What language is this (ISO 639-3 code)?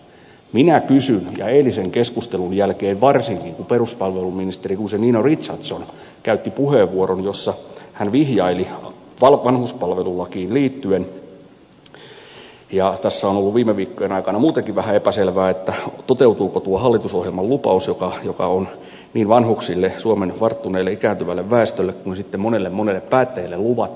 fin